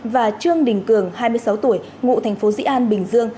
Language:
Vietnamese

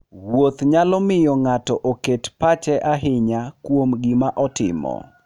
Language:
Luo (Kenya and Tanzania)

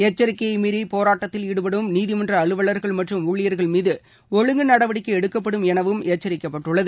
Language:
Tamil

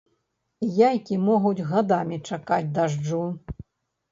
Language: Belarusian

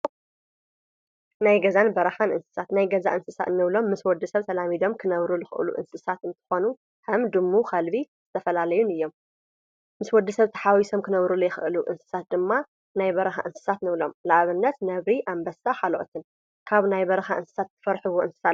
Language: Tigrinya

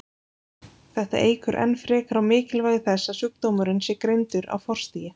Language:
Icelandic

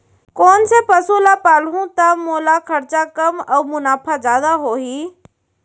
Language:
Chhattisgarhi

